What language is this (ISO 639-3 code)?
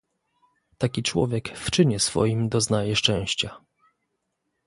pol